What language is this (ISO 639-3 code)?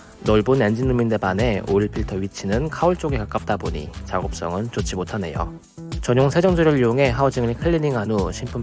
kor